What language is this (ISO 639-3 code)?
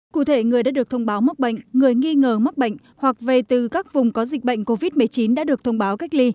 vie